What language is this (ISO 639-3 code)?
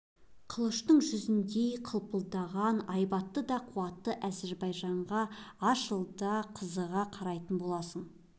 kaz